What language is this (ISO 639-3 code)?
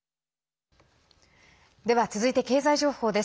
jpn